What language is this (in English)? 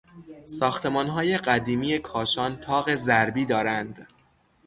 Persian